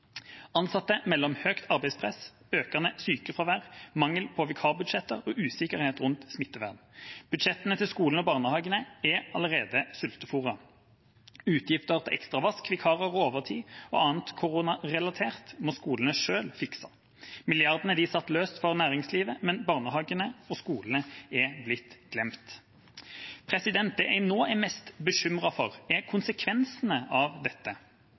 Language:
Norwegian Bokmål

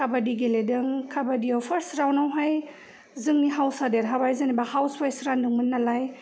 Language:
Bodo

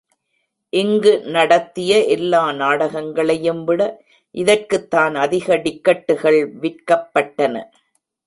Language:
Tamil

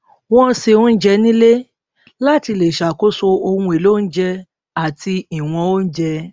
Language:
Yoruba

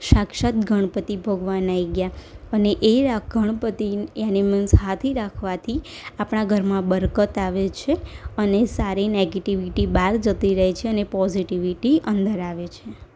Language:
Gujarati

